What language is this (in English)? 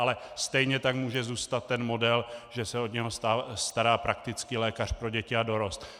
Czech